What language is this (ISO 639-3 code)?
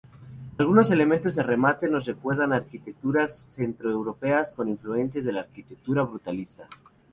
spa